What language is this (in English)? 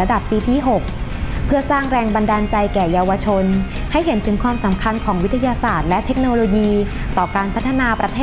Thai